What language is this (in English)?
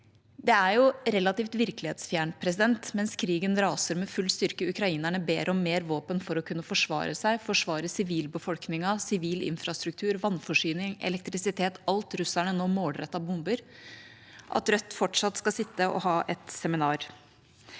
Norwegian